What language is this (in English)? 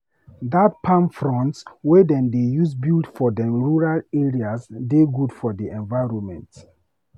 Nigerian Pidgin